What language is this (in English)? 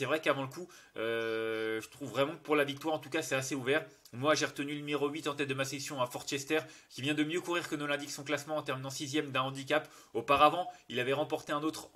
French